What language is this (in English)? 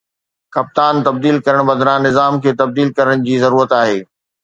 Sindhi